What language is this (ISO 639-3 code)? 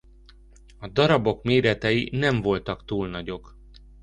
hun